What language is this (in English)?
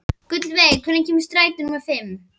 Icelandic